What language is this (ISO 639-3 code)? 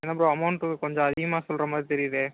tam